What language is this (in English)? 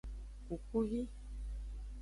Aja (Benin)